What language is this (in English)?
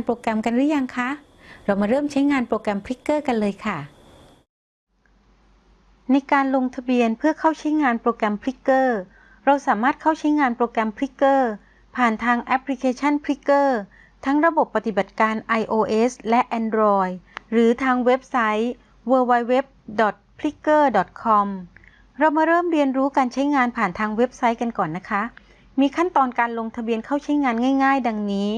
Thai